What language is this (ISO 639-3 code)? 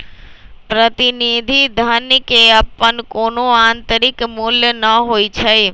mag